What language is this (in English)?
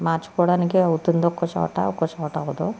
Telugu